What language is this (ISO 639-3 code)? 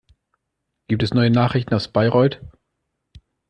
deu